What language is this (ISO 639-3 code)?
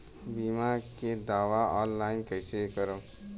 bho